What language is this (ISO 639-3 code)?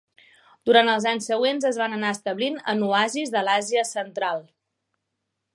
cat